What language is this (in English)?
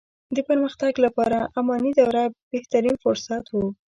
Pashto